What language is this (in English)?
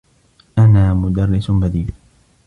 Arabic